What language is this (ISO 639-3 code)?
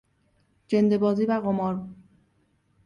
fas